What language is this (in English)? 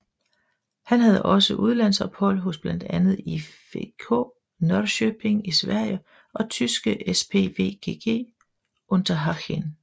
Danish